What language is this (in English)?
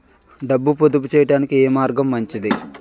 Telugu